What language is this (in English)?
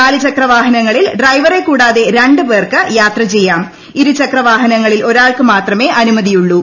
Malayalam